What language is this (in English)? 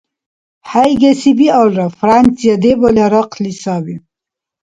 Dargwa